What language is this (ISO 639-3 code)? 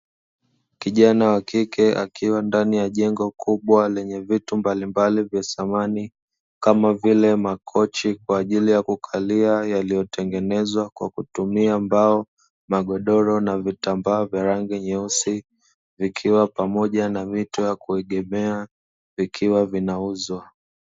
swa